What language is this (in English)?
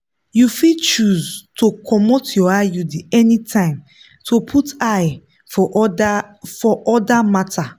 Nigerian Pidgin